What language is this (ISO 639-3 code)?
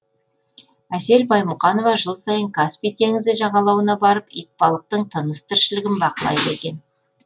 kaz